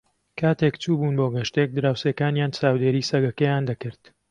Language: Central Kurdish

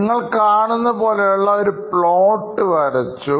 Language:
Malayalam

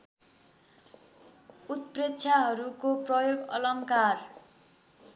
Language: Nepali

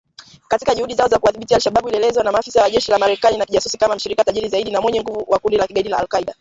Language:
Swahili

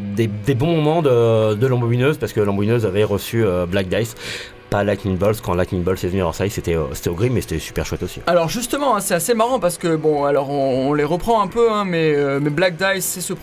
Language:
French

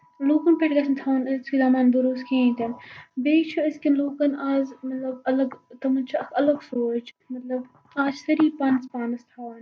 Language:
Kashmiri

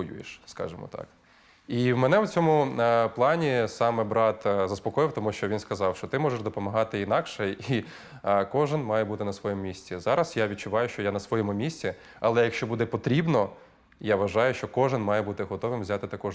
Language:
Ukrainian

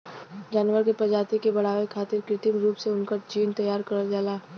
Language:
Bhojpuri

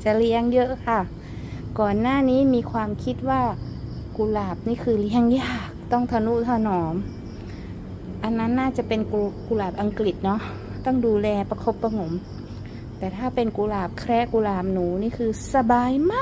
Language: Thai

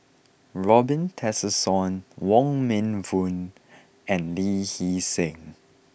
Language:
English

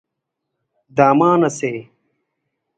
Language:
Brahui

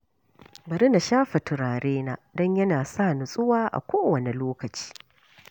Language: Hausa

